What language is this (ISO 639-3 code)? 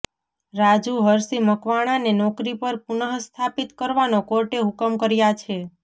guj